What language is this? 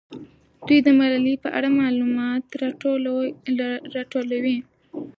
Pashto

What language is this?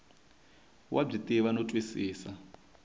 Tsonga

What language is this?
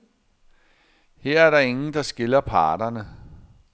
Danish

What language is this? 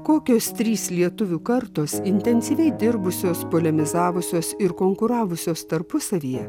Lithuanian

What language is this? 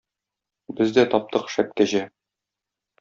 Tatar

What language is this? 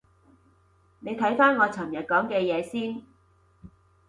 Cantonese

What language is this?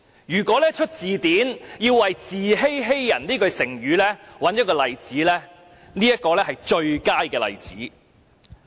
Cantonese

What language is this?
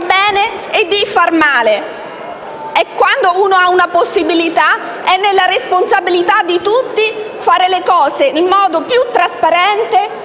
Italian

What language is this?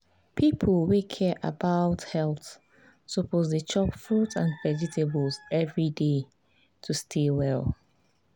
Nigerian Pidgin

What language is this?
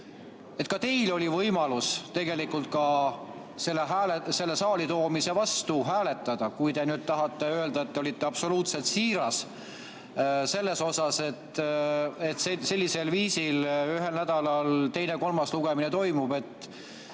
Estonian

